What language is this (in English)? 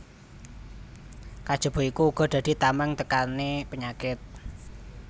Javanese